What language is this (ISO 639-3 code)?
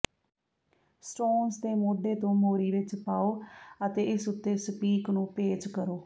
pan